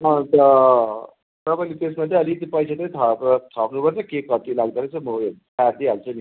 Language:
Nepali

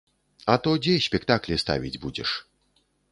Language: Belarusian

